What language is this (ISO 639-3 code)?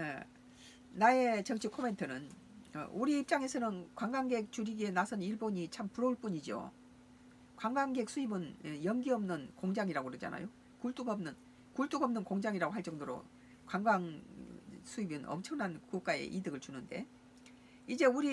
kor